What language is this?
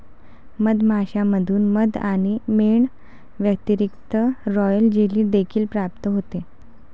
Marathi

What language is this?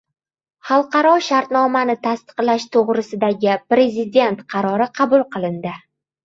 Uzbek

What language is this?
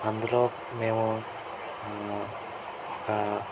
Telugu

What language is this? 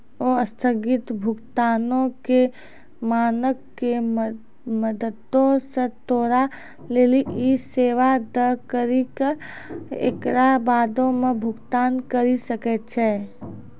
Maithili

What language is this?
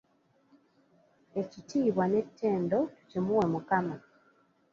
Ganda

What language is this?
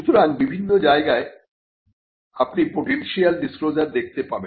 Bangla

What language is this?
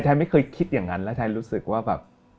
Thai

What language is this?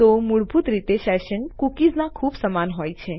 Gujarati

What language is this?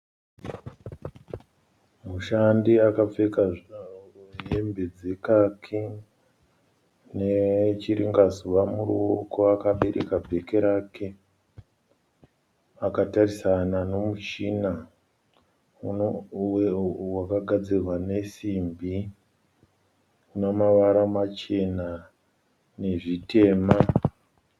Shona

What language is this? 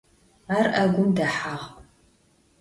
Adyghe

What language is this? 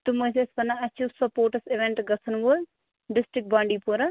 Kashmiri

